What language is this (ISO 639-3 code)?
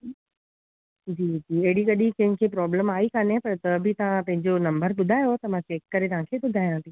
snd